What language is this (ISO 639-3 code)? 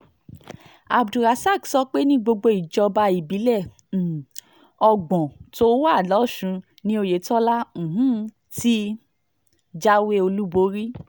yor